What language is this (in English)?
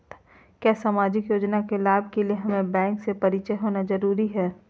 Magahi